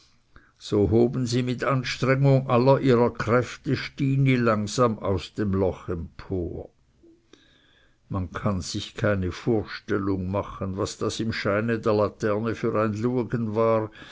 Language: German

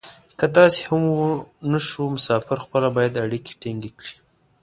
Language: Pashto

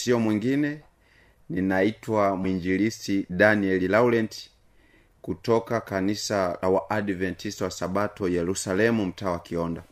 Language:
Swahili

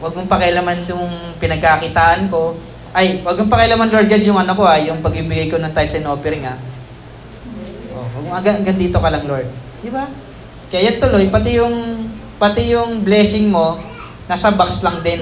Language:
Filipino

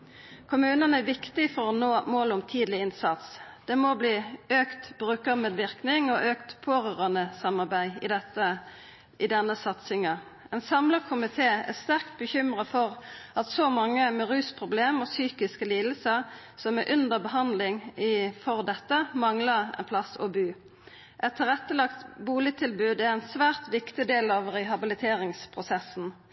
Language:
Norwegian Nynorsk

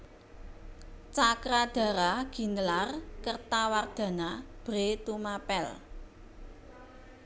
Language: Javanese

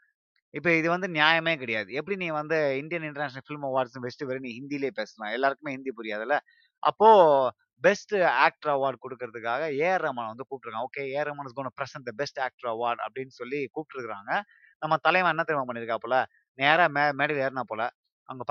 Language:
Tamil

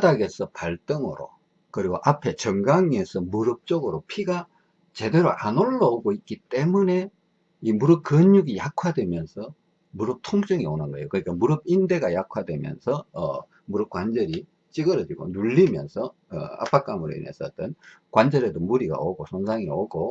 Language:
Korean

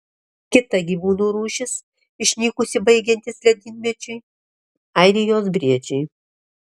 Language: Lithuanian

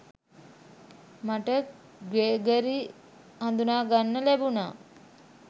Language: Sinhala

